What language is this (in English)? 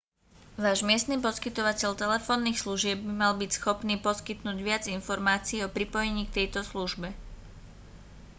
Slovak